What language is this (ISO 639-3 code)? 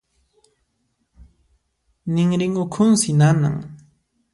qxp